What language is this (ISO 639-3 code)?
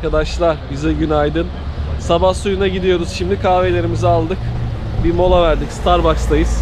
tur